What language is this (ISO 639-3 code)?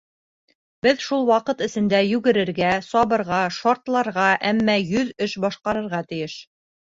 bak